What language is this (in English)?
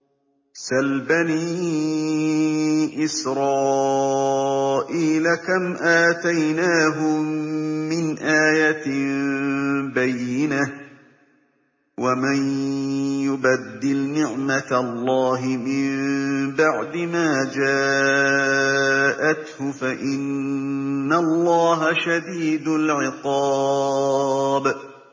Arabic